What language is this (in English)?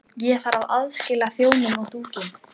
Icelandic